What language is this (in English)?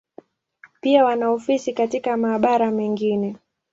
Swahili